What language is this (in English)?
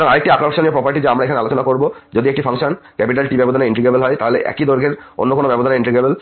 Bangla